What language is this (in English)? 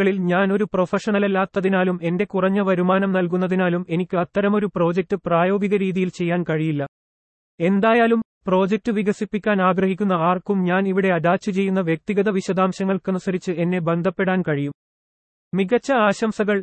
Malayalam